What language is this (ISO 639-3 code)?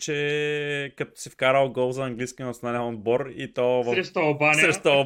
bul